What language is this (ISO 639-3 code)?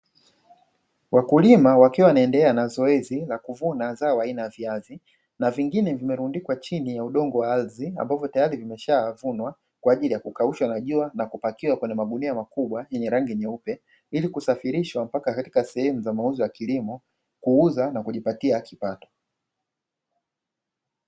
swa